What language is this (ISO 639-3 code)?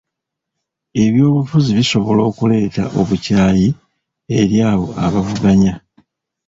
lug